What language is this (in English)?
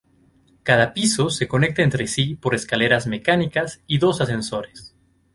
Spanish